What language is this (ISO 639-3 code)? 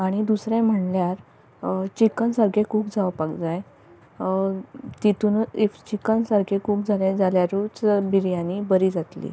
kok